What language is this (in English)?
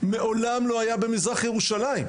Hebrew